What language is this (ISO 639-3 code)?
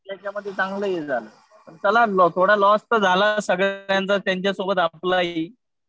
mar